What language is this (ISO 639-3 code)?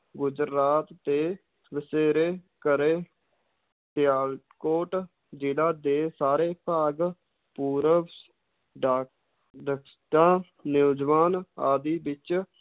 pan